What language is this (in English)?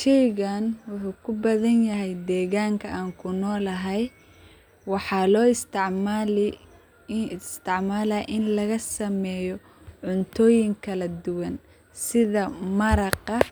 Somali